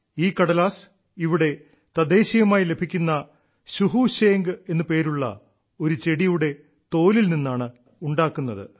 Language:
Malayalam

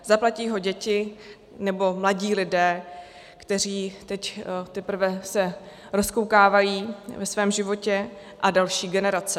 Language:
Czech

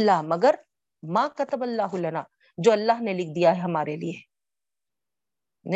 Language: Urdu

